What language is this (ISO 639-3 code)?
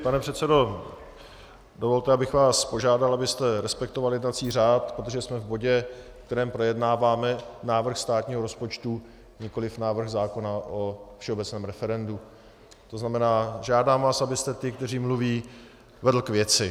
ces